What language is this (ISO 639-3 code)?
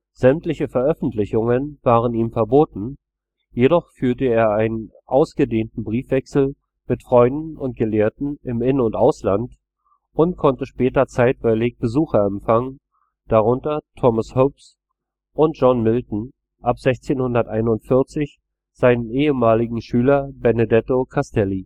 deu